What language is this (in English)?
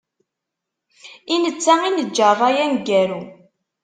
Kabyle